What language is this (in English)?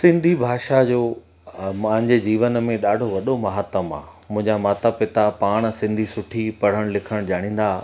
Sindhi